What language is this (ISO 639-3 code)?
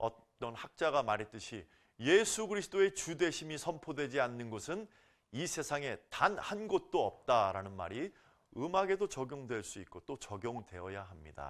kor